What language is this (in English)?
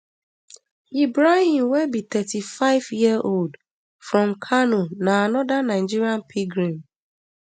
Nigerian Pidgin